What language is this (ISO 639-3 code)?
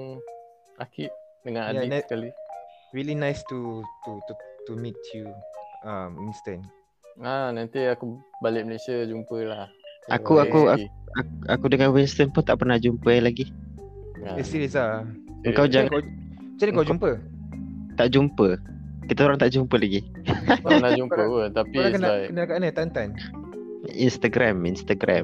msa